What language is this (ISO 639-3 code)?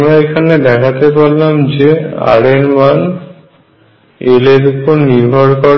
ben